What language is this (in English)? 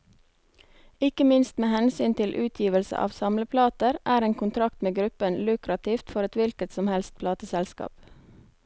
Norwegian